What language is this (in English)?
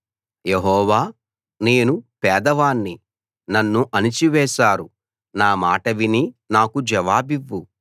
Telugu